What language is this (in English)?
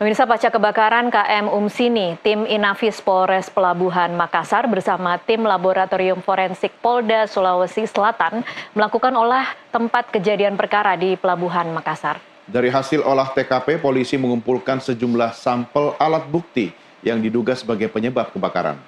Indonesian